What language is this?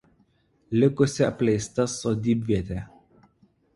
Lithuanian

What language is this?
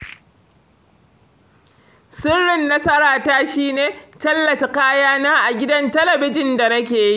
Hausa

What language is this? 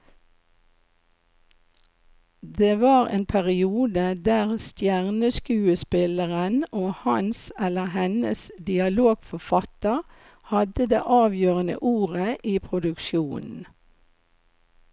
Norwegian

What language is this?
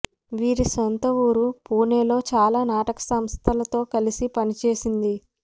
Telugu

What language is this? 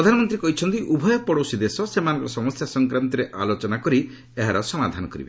Odia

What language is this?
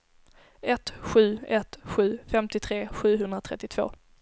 Swedish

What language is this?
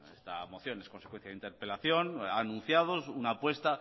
Spanish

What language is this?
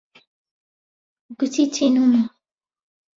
Central Kurdish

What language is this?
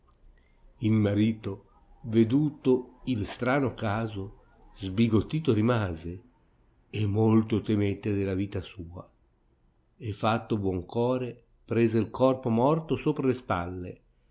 Italian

